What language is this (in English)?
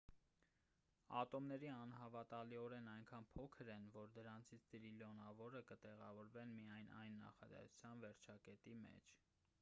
Armenian